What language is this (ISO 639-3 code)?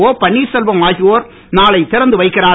tam